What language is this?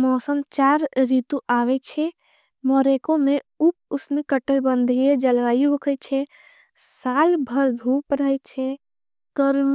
Angika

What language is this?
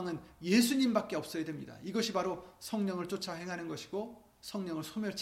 Korean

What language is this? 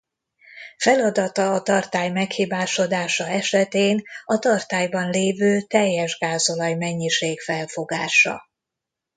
Hungarian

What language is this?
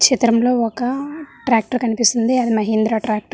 Telugu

